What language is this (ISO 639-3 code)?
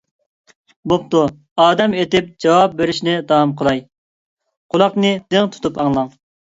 uig